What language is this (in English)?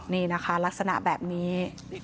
Thai